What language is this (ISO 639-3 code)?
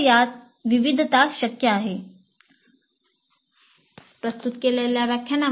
mar